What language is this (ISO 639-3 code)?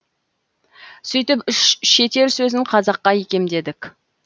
kaz